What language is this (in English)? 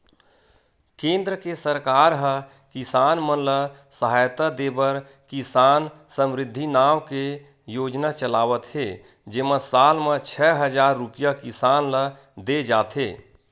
Chhattisgarhi